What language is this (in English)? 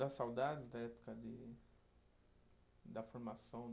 Portuguese